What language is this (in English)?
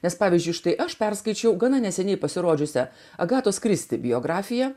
Lithuanian